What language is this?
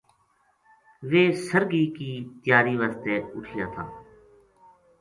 Gujari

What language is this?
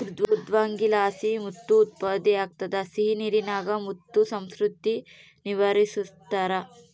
Kannada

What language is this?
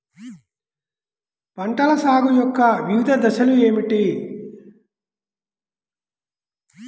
Telugu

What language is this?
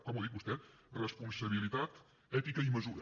Catalan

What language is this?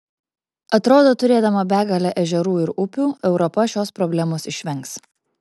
Lithuanian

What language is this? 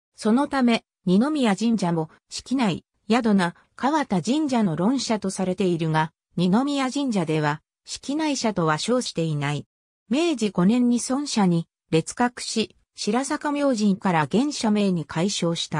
Japanese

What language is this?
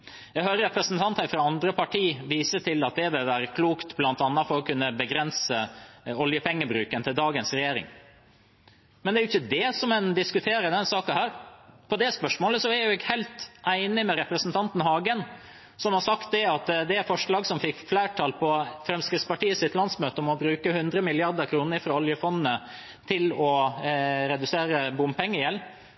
Norwegian Bokmål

